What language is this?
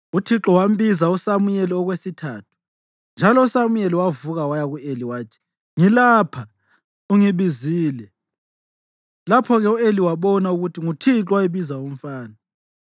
North Ndebele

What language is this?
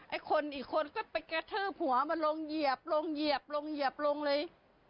Thai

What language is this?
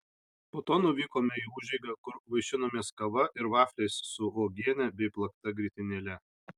Lithuanian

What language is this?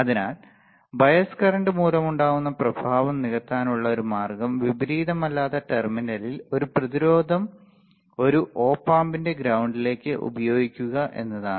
Malayalam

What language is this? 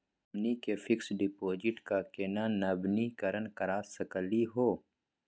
Magahi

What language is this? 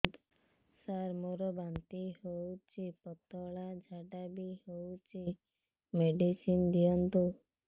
Odia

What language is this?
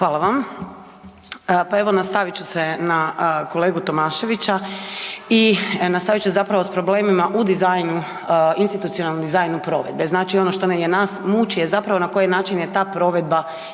Croatian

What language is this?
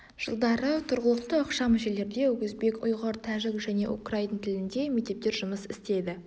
Kazakh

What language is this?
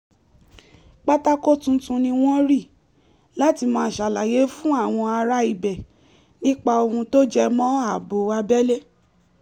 Yoruba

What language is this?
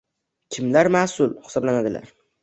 Uzbek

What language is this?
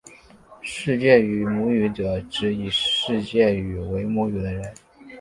Chinese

